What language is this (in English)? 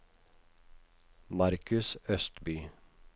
Norwegian